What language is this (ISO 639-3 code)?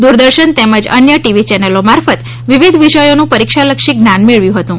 guj